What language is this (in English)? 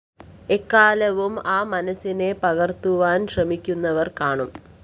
Malayalam